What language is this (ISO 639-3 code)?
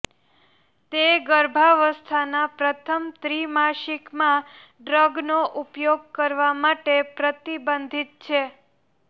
guj